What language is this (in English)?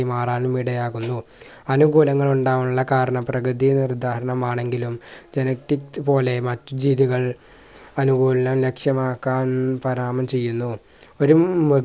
Malayalam